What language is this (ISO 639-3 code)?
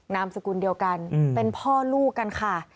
tha